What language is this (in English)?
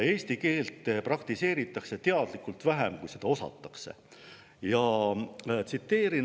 Estonian